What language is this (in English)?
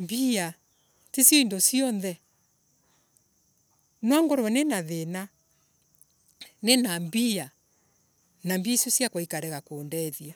Embu